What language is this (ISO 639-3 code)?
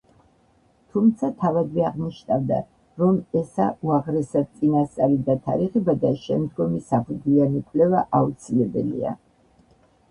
kat